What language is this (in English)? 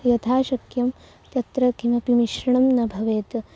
Sanskrit